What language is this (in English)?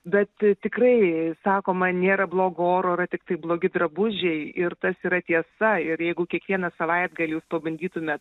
Lithuanian